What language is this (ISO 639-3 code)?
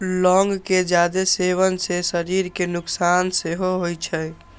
mai